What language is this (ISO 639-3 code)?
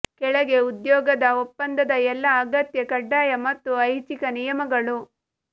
kan